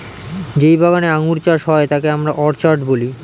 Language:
Bangla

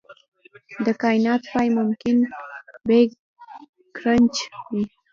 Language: Pashto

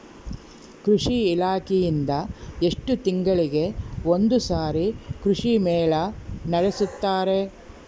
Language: Kannada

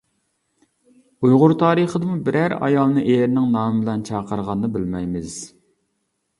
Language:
Uyghur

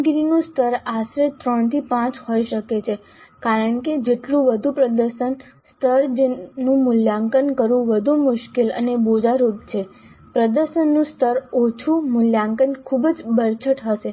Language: Gujarati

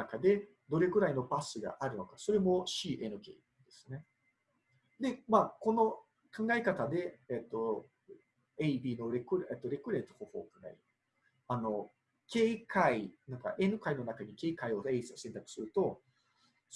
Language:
Japanese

